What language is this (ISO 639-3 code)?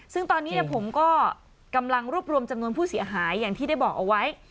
tha